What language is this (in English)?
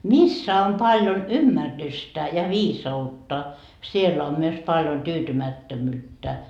Finnish